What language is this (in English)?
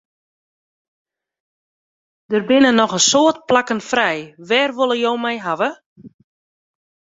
Western Frisian